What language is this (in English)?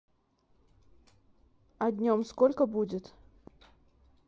Russian